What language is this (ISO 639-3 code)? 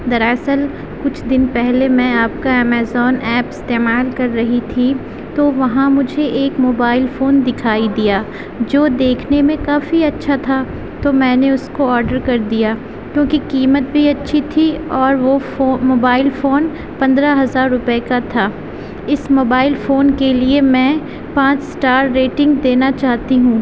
urd